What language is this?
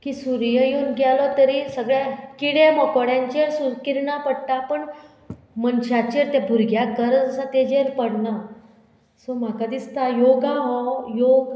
Konkani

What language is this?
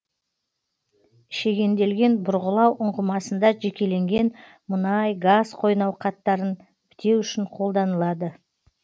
Kazakh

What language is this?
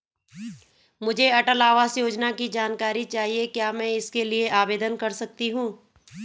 Hindi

